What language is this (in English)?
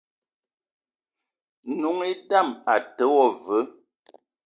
Eton (Cameroon)